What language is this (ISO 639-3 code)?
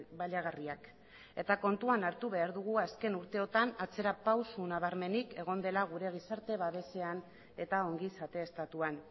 eus